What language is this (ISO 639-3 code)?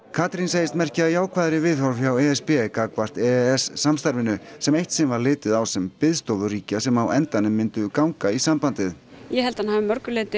isl